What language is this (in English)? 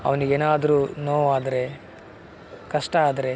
Kannada